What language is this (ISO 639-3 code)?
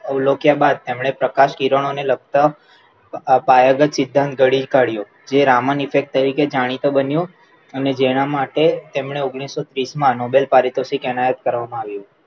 guj